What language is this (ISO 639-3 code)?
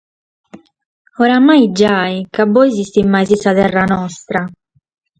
srd